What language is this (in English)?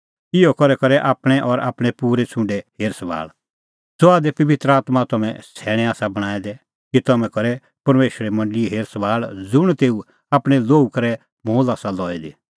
Kullu Pahari